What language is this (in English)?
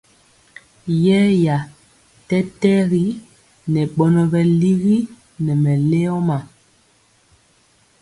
Mpiemo